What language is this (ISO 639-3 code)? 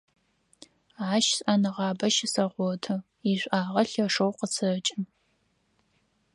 ady